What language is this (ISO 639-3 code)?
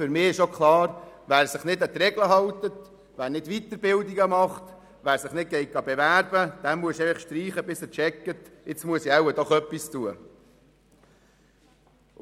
gsw